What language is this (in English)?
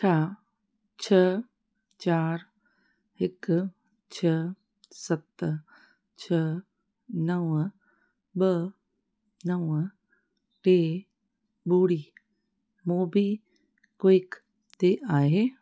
Sindhi